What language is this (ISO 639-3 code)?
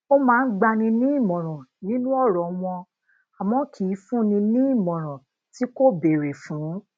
yor